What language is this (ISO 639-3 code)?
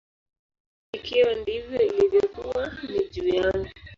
swa